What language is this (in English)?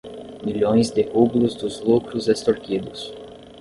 Portuguese